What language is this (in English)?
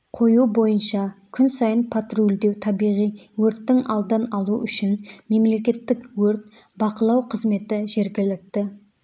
Kazakh